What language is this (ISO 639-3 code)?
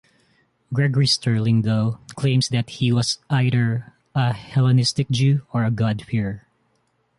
eng